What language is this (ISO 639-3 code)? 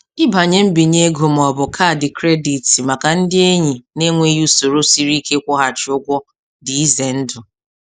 ibo